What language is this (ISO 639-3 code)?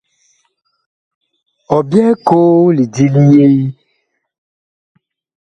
bkh